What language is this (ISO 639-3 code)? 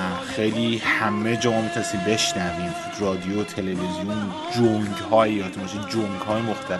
fas